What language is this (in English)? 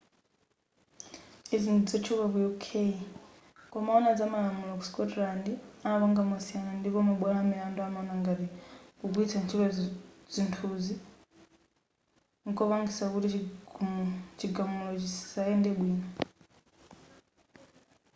Nyanja